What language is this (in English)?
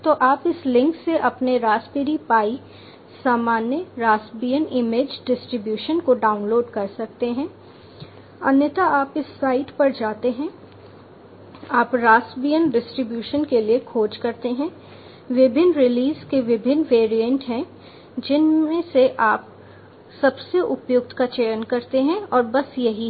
Hindi